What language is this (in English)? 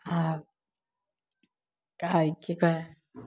Maithili